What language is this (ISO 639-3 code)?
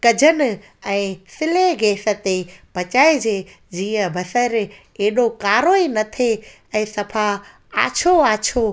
snd